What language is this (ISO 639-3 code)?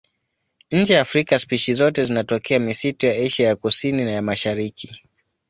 swa